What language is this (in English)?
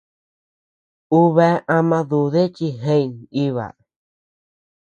Tepeuxila Cuicatec